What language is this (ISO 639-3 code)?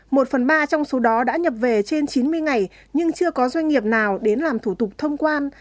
vie